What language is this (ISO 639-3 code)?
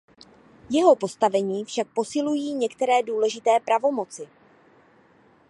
ces